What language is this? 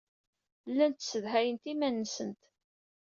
Kabyle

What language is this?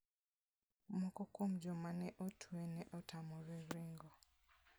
Luo (Kenya and Tanzania)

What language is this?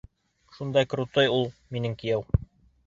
Bashkir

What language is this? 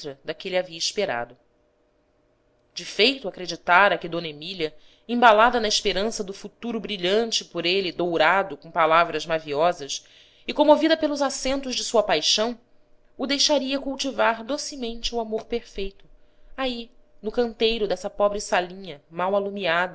Portuguese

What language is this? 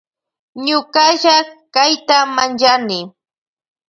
Loja Highland Quichua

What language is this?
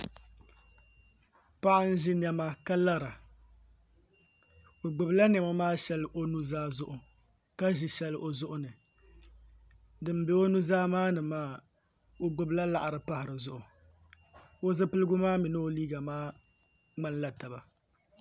Dagbani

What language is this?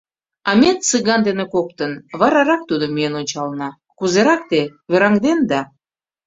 Mari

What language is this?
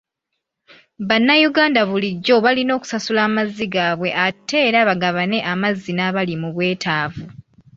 Ganda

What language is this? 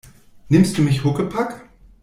German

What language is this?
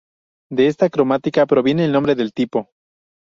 Spanish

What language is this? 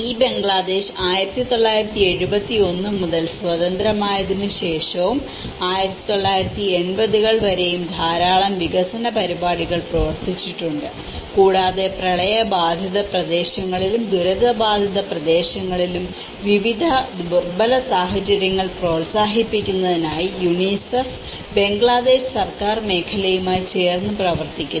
Malayalam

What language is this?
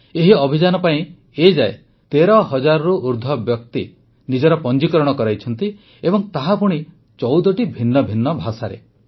Odia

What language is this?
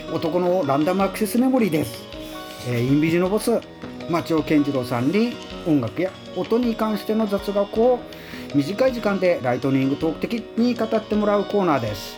Japanese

